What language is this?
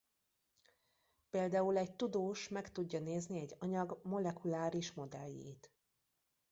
Hungarian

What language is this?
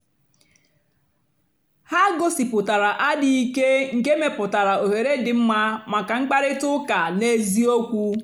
Igbo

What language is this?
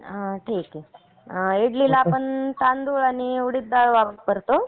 Marathi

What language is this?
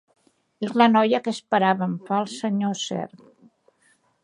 Catalan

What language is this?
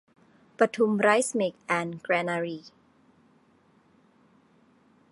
Thai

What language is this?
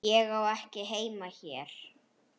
Icelandic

